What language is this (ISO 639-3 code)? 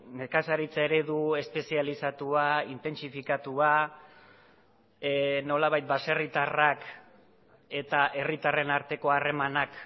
eus